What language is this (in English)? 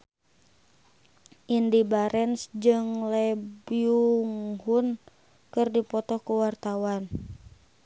Sundanese